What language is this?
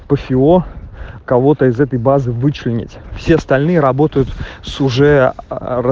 Russian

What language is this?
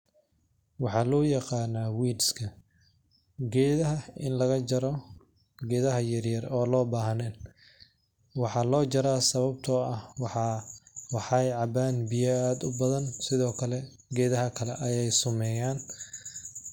Somali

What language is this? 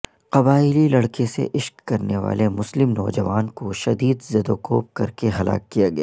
Urdu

